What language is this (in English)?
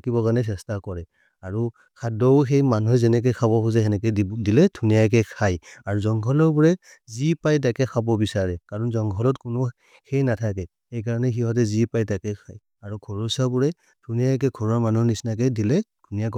Maria (India)